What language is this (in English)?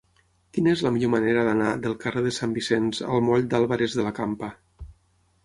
Catalan